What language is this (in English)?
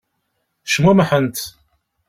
Kabyle